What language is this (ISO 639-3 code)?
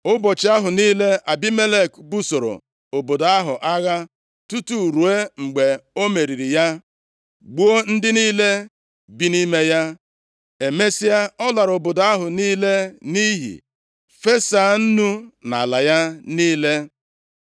ibo